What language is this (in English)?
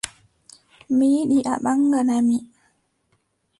Adamawa Fulfulde